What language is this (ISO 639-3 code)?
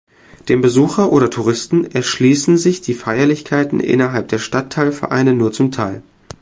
deu